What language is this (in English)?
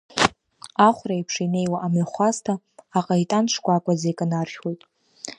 Abkhazian